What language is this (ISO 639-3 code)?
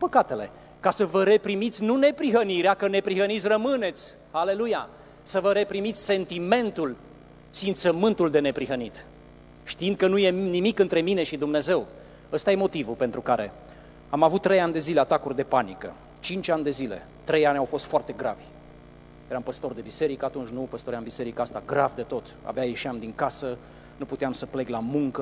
ron